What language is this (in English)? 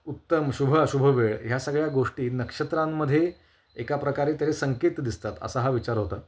Marathi